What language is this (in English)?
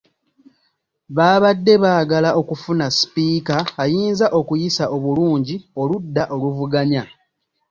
Ganda